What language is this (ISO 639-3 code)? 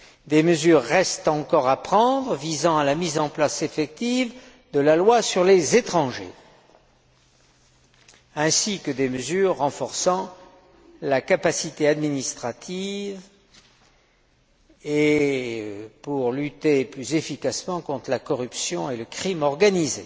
fra